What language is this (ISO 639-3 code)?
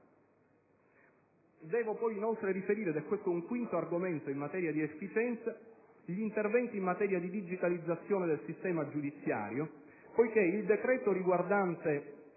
ita